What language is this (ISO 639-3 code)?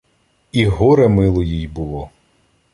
ukr